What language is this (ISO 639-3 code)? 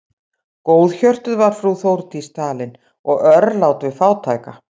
isl